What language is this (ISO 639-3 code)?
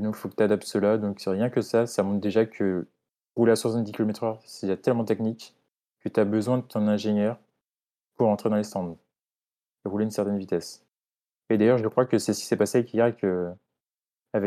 fra